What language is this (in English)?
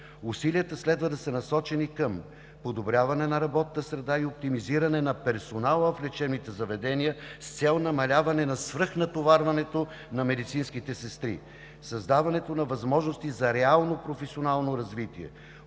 Bulgarian